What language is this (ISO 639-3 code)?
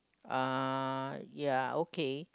eng